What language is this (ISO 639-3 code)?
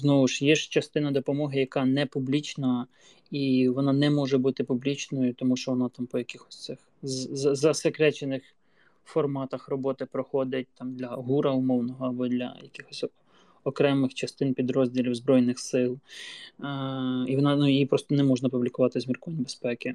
ukr